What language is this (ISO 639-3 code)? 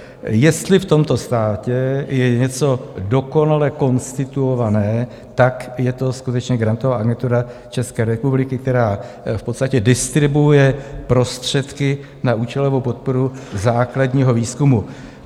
ces